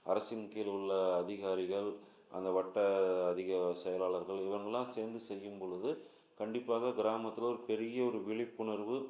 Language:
Tamil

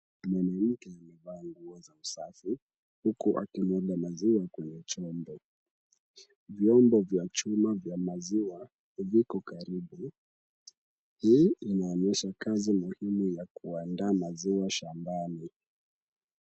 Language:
Swahili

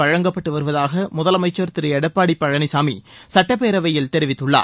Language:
Tamil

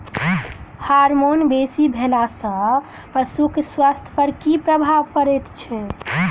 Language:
Maithili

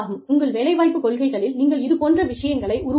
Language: Tamil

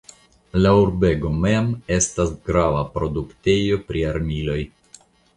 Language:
Esperanto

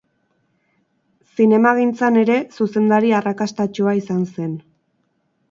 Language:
Basque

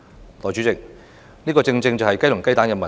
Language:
Cantonese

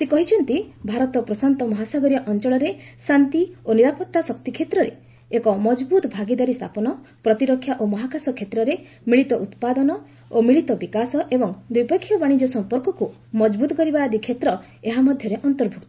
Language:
Odia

